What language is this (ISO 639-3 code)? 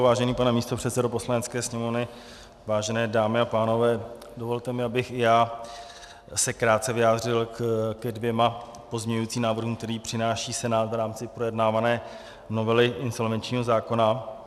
ces